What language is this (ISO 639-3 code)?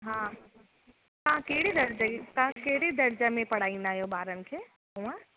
snd